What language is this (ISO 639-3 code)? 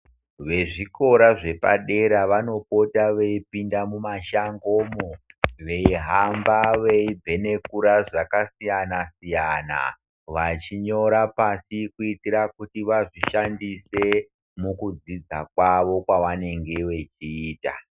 ndc